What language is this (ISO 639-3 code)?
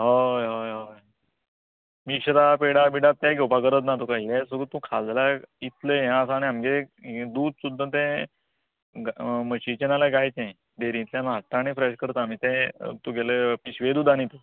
kok